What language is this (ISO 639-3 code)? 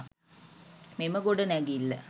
sin